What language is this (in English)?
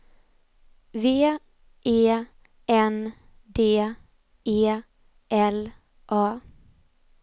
Swedish